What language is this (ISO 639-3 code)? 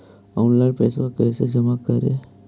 mag